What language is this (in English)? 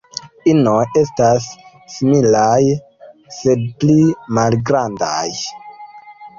Esperanto